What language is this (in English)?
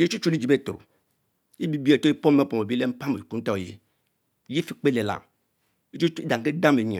Mbe